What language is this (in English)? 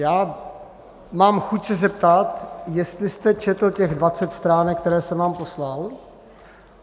Czech